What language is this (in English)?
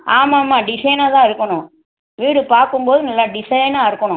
Tamil